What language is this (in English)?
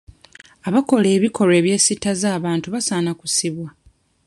Ganda